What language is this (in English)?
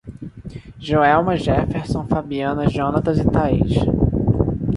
Portuguese